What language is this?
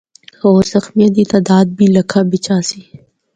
Northern Hindko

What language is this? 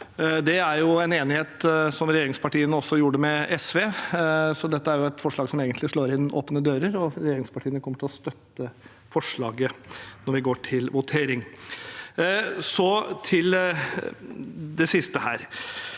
Norwegian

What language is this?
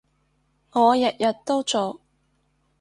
Cantonese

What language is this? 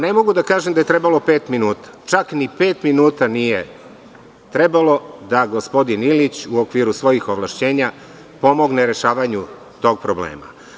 Serbian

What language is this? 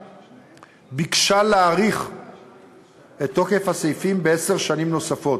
Hebrew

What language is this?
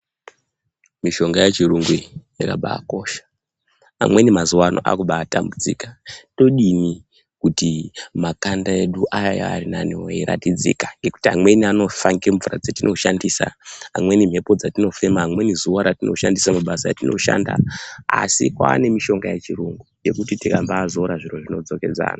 Ndau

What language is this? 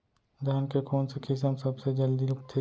Chhattisgarhi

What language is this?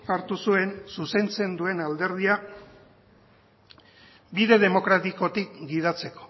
Basque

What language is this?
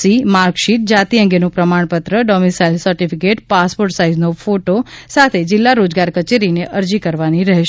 Gujarati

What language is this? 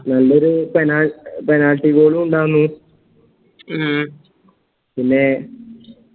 Malayalam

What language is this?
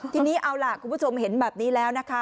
Thai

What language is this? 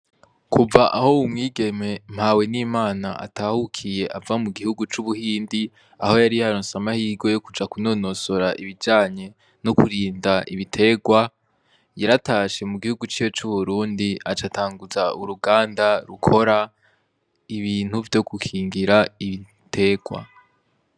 Rundi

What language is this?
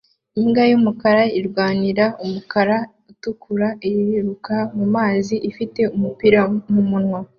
Kinyarwanda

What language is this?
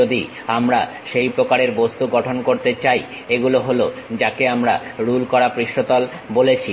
Bangla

